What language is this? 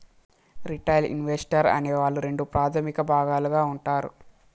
Telugu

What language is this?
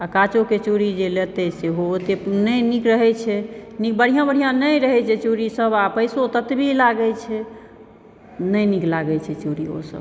Maithili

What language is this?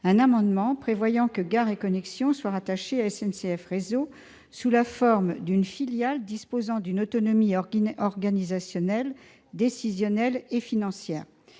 French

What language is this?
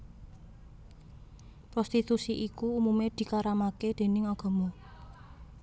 Javanese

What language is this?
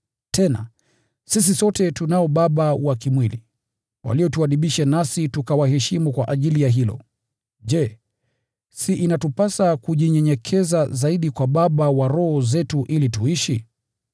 Swahili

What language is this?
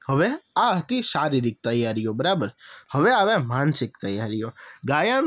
Gujarati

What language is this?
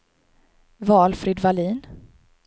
Swedish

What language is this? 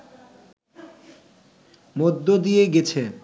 Bangla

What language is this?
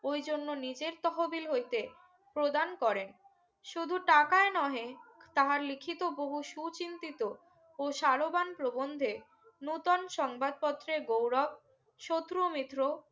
Bangla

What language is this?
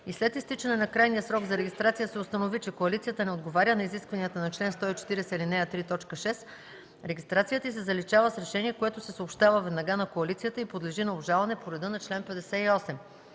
Bulgarian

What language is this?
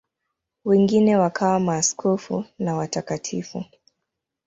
Swahili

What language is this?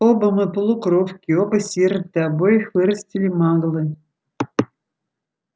Russian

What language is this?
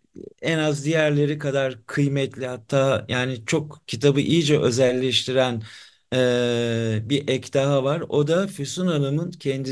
Turkish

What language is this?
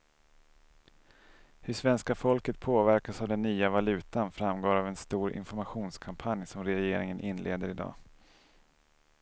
Swedish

